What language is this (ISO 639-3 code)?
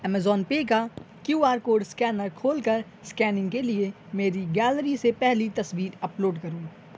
urd